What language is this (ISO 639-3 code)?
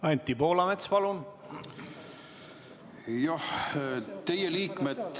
est